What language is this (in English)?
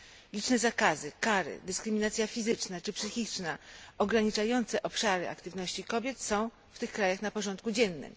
Polish